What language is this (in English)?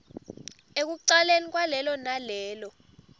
Swati